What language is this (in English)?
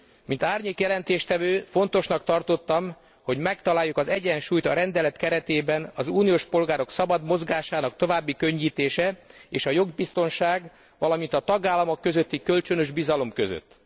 Hungarian